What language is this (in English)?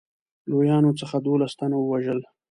Pashto